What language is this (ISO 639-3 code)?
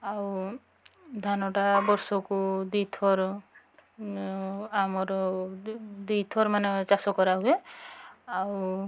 ori